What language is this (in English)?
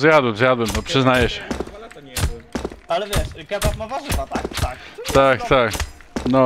Polish